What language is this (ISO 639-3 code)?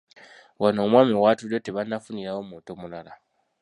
lug